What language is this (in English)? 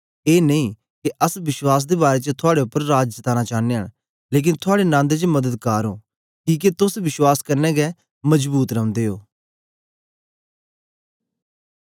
Dogri